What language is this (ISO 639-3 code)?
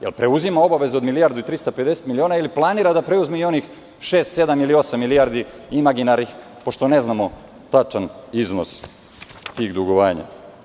srp